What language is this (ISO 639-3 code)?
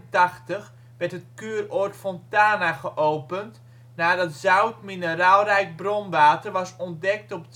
nld